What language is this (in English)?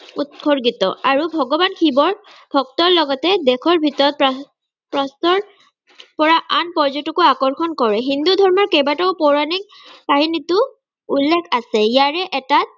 Assamese